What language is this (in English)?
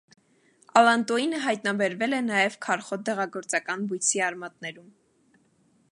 Armenian